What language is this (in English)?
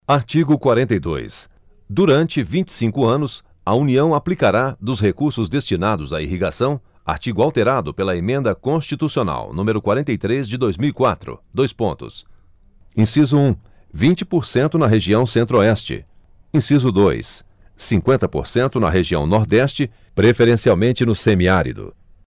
Portuguese